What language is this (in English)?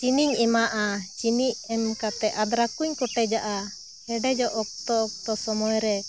Santali